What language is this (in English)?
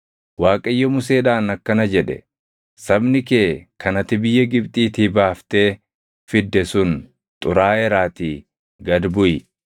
Oromo